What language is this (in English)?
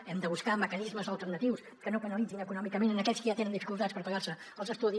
Catalan